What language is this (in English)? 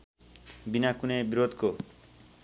Nepali